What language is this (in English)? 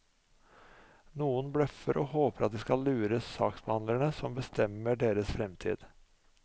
Norwegian